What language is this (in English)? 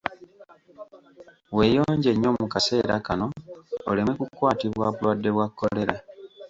Ganda